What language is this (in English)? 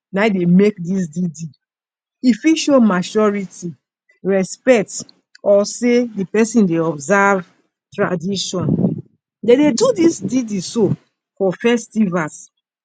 Nigerian Pidgin